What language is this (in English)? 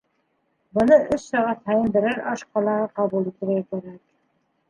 Bashkir